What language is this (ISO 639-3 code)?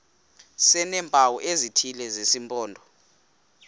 xho